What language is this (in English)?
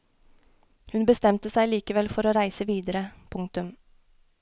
Norwegian